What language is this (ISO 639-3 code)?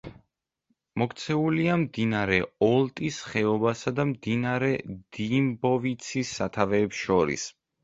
kat